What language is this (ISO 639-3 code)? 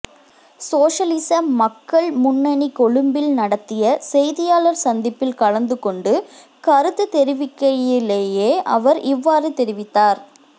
tam